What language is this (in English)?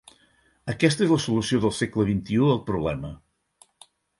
Catalan